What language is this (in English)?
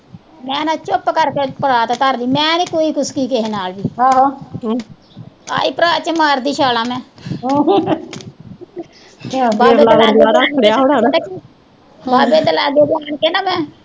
Punjabi